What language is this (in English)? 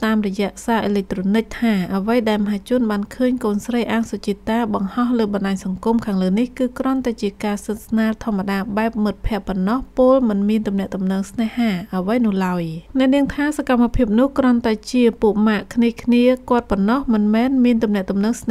Thai